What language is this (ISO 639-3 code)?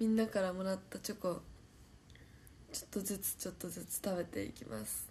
jpn